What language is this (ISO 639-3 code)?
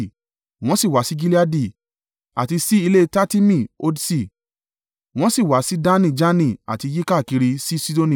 yor